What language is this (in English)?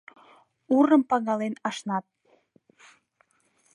Mari